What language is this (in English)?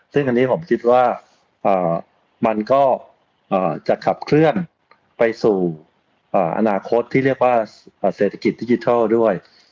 Thai